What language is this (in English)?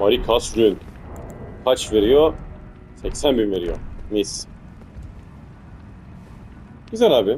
Turkish